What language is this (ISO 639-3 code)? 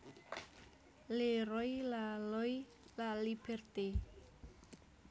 jav